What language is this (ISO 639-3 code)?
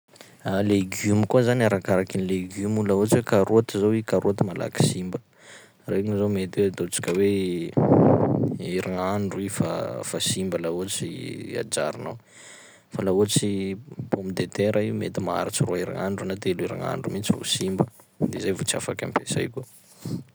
skg